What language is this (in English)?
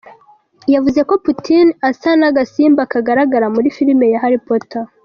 Kinyarwanda